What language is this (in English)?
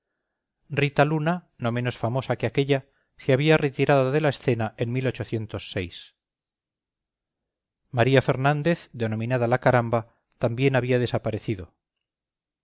Spanish